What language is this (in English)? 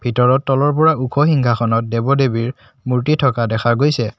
Assamese